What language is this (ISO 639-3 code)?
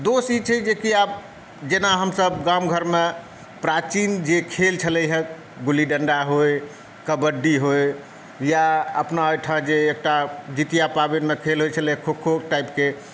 mai